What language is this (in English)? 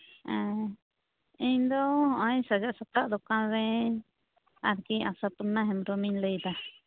Santali